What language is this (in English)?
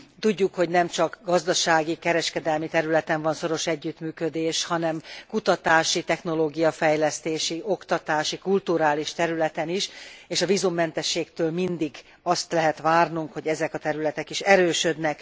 Hungarian